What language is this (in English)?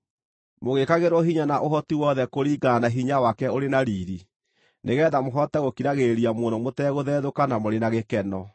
Kikuyu